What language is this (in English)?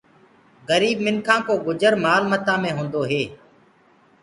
Gurgula